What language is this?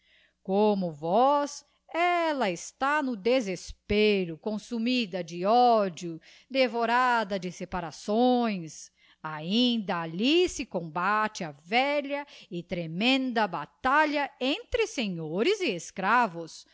Portuguese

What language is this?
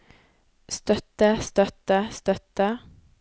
Norwegian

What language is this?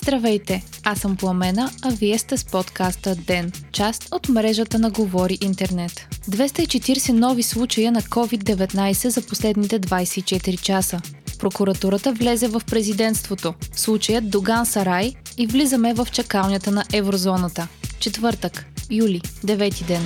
Bulgarian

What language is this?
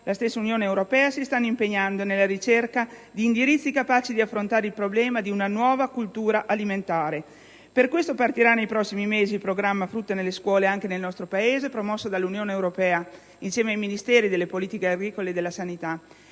Italian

